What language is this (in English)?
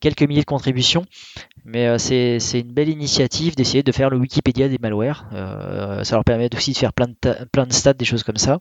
French